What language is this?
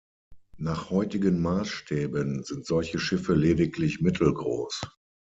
German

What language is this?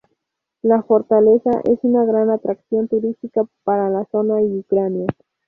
Spanish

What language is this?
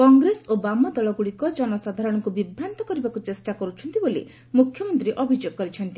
Odia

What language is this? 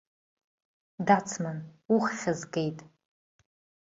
Abkhazian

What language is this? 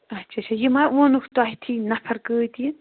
Kashmiri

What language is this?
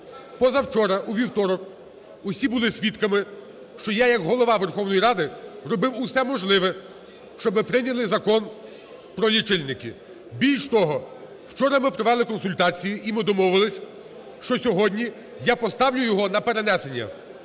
Ukrainian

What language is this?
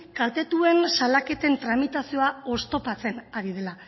Basque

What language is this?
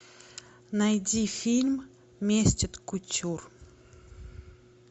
Russian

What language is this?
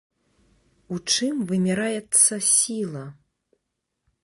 Belarusian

